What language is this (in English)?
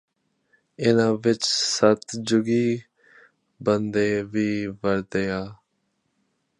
Punjabi